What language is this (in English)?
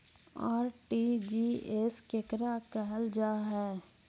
Magahi